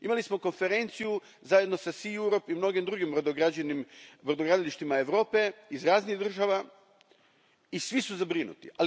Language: Croatian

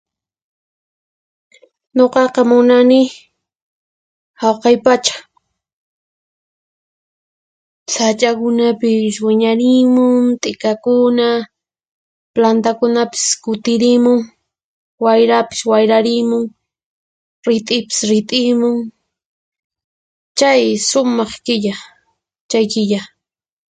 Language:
Puno Quechua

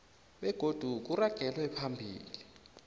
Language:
South Ndebele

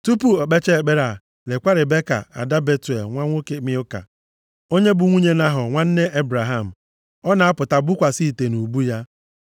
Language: Igbo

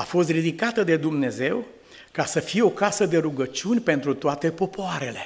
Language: Romanian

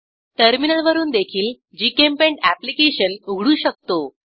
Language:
Marathi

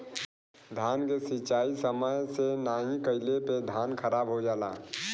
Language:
Bhojpuri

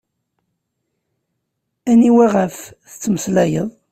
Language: Kabyle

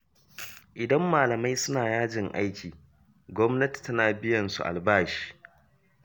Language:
Hausa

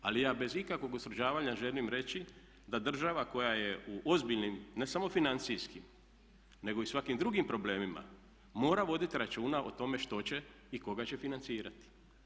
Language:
Croatian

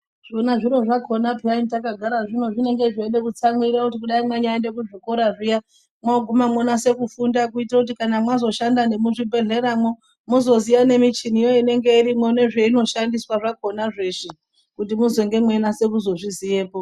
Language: Ndau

